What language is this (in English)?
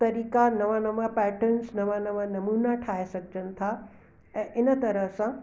Sindhi